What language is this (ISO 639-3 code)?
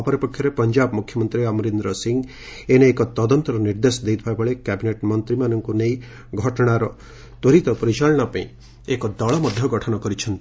ori